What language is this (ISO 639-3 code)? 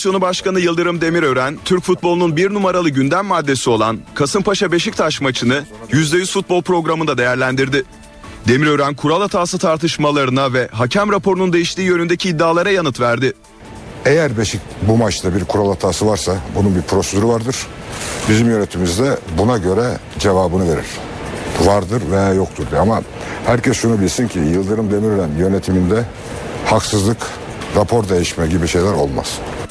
tur